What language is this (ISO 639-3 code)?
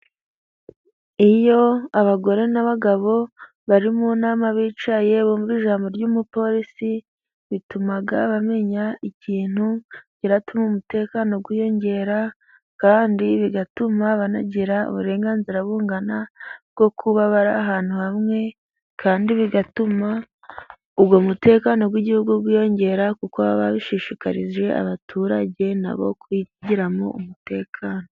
kin